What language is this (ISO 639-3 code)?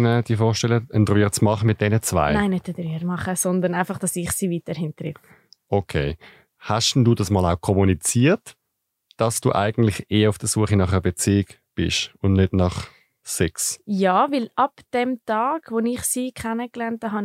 deu